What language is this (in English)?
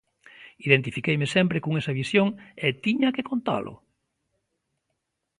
Galician